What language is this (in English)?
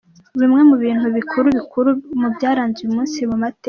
Kinyarwanda